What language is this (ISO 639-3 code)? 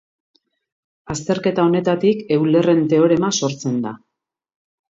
eus